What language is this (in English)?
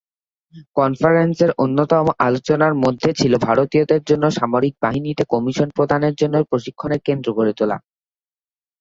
Bangla